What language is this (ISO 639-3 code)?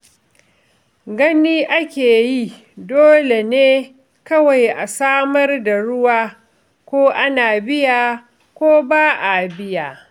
hau